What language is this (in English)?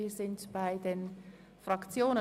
Swiss German